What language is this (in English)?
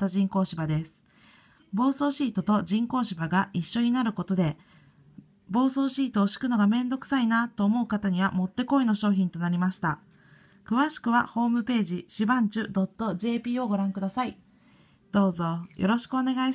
Japanese